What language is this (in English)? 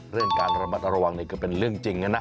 Thai